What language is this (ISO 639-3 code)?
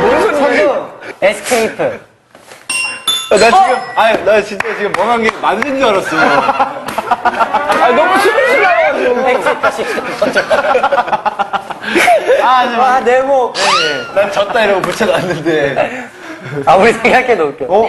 kor